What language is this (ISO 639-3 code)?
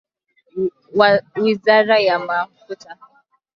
swa